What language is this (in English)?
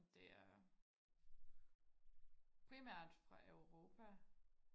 Danish